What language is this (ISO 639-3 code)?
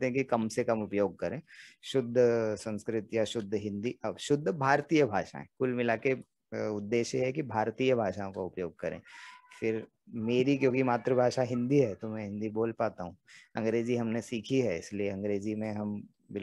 hin